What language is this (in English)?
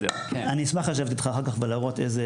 Hebrew